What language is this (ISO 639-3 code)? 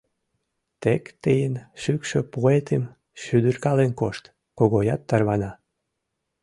chm